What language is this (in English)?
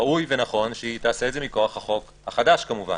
Hebrew